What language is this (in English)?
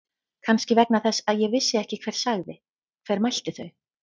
Icelandic